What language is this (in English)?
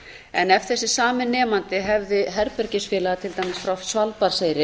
Icelandic